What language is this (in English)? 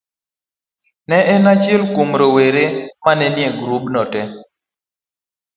Luo (Kenya and Tanzania)